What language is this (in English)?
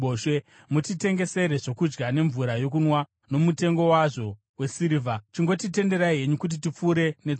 Shona